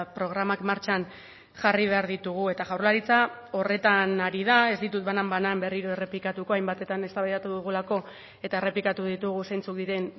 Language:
Basque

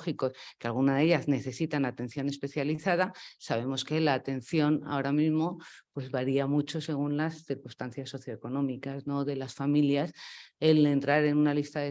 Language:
Spanish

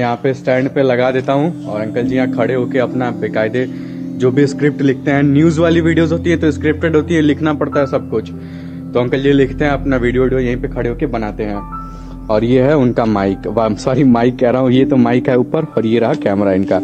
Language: Hindi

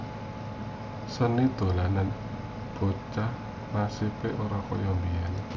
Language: Javanese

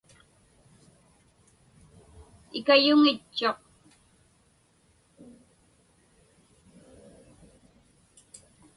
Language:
Inupiaq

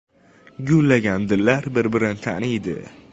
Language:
Uzbek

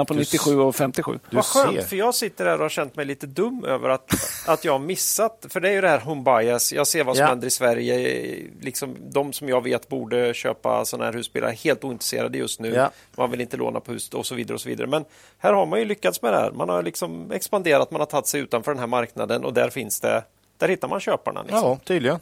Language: Swedish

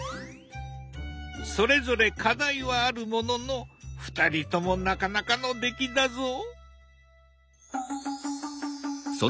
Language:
Japanese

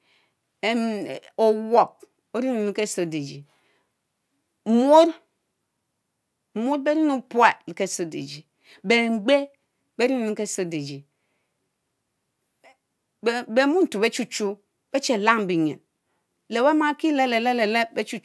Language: Mbe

